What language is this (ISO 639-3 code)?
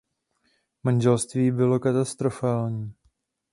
ces